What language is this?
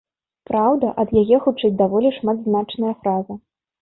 Belarusian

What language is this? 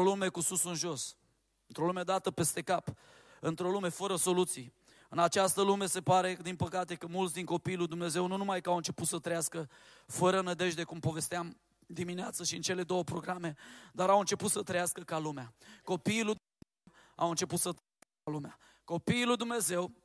Romanian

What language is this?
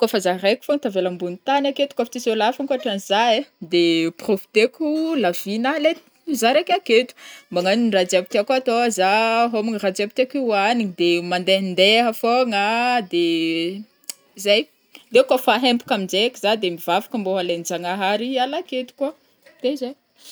Northern Betsimisaraka Malagasy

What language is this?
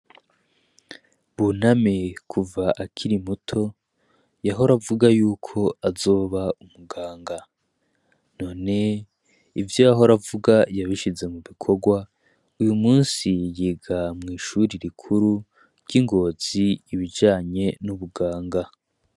Rundi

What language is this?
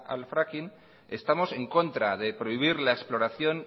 Spanish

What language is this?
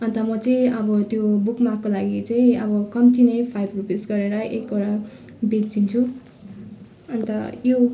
Nepali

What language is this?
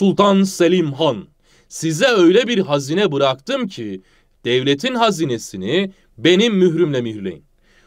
Turkish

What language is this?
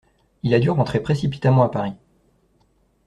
French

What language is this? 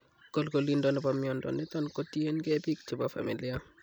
Kalenjin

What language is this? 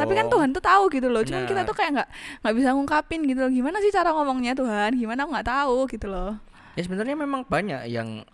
Indonesian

